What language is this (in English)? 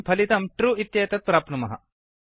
Sanskrit